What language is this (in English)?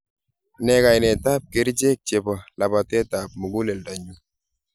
Kalenjin